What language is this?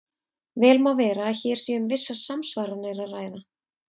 Icelandic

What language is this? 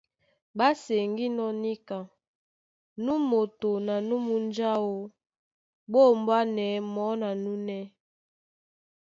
Duala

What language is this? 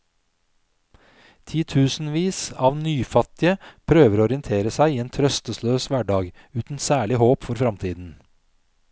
Norwegian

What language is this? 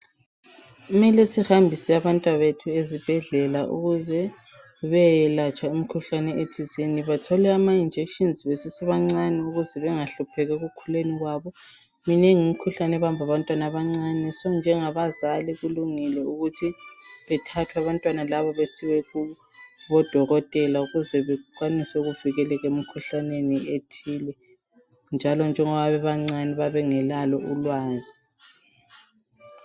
North Ndebele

